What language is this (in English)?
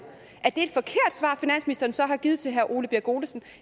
Danish